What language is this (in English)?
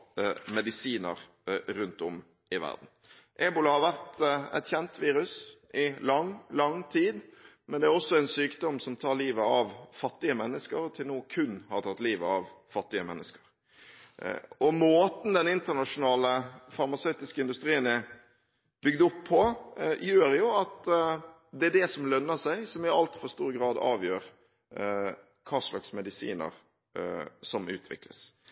Norwegian Bokmål